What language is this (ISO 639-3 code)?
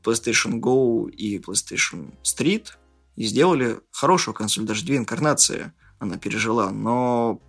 rus